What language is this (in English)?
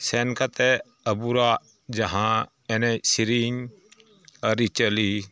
Santali